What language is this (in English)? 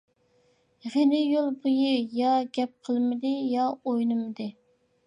Uyghur